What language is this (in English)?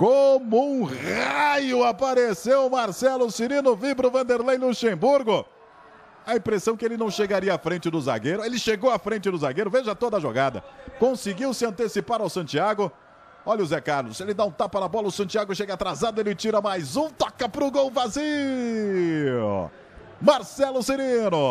Portuguese